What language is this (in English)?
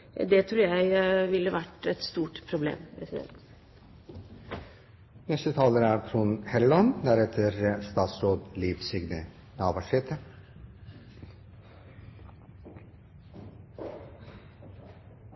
Norwegian Bokmål